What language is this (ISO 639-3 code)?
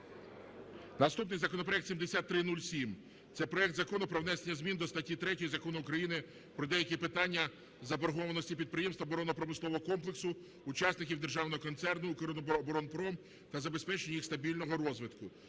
ukr